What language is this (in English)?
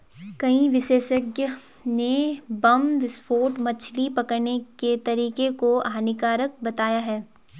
Hindi